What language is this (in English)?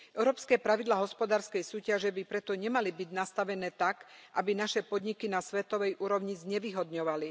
Slovak